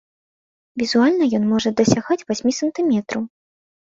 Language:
Belarusian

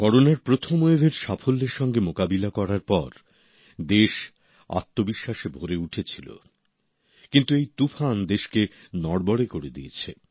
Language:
Bangla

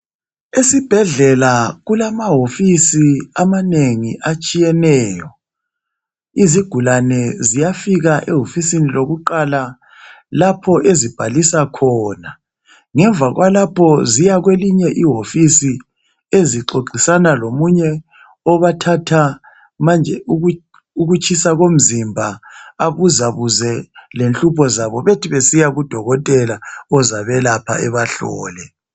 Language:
North Ndebele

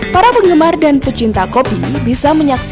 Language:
Indonesian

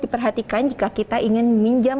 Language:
Indonesian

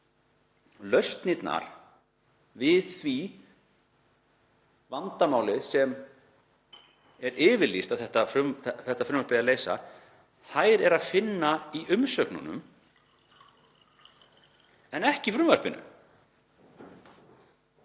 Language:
Icelandic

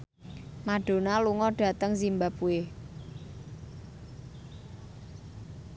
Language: Javanese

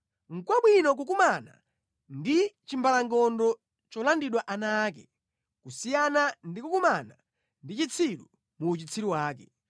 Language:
Nyanja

